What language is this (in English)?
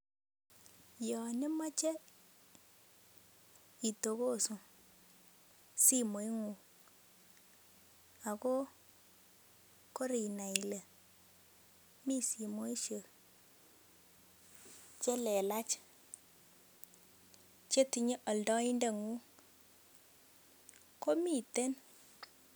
Kalenjin